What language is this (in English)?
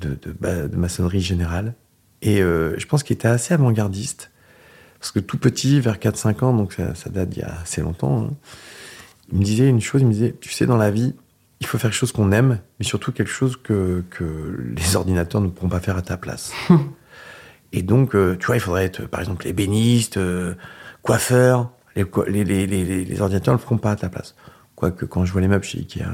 French